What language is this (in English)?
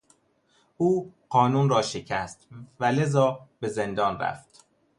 Persian